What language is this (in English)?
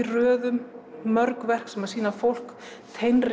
Icelandic